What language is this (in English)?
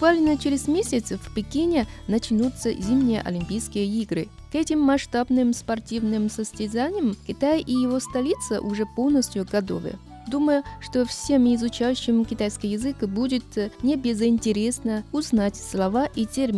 Russian